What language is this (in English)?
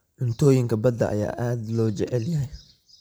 Somali